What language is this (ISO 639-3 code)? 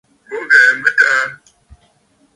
bfd